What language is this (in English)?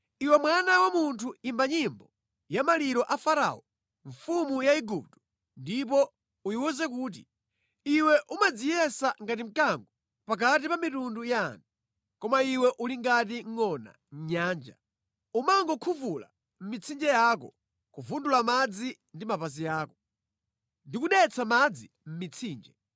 Nyanja